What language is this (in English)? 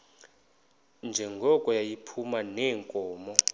Xhosa